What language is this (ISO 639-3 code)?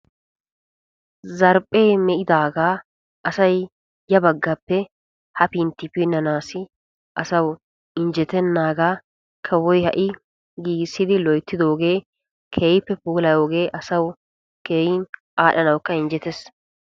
wal